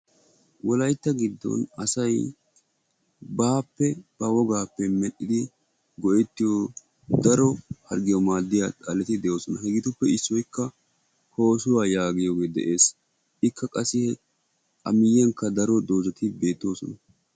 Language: Wolaytta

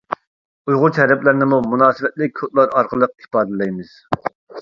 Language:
Uyghur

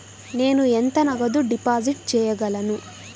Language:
Telugu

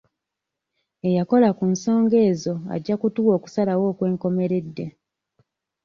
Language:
Ganda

